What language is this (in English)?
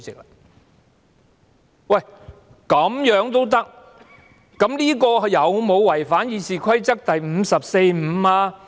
Cantonese